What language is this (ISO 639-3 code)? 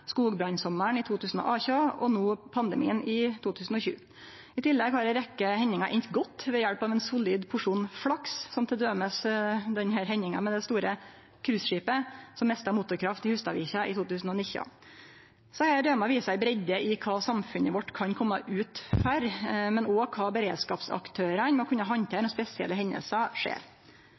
nno